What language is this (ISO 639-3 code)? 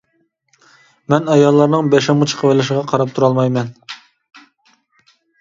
uig